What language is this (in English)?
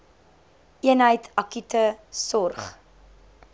Afrikaans